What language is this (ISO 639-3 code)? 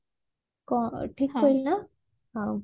ori